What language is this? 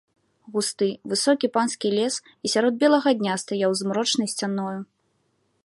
Belarusian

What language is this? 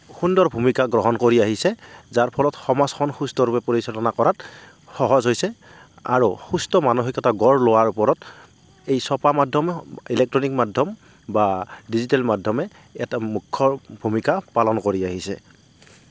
Assamese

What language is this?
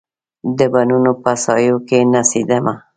Pashto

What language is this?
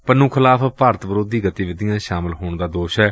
Punjabi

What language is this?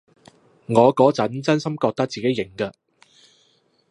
Cantonese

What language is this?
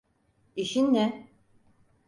Turkish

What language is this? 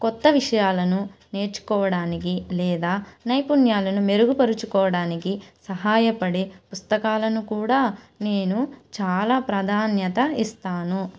Telugu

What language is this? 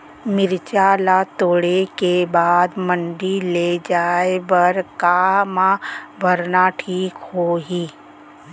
Chhattisgarhi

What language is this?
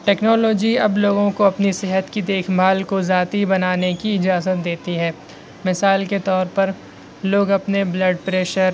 Urdu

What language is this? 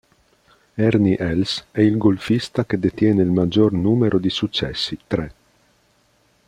Italian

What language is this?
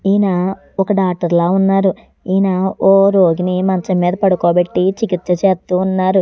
Telugu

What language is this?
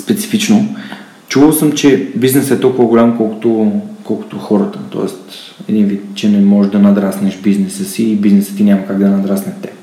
Bulgarian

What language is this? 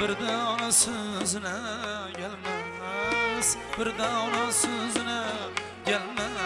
Uzbek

